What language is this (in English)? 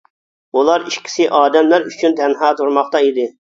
Uyghur